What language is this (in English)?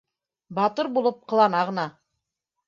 Bashkir